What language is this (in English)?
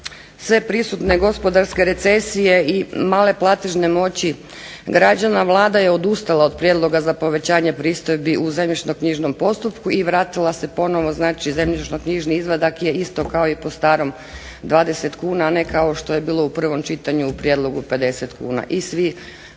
Croatian